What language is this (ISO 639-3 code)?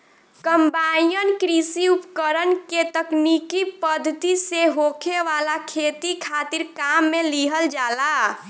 bho